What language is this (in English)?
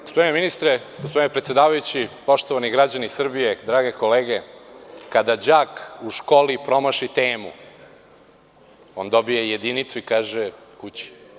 Serbian